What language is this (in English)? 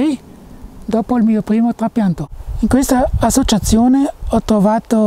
Italian